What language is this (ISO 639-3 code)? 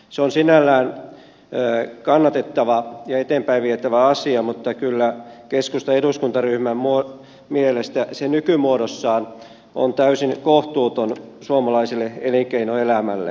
fin